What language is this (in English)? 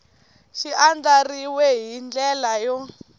Tsonga